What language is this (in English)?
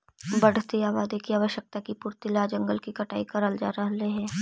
Magahi